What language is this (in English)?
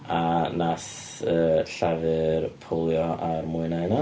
Welsh